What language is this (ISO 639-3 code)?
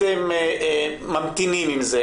heb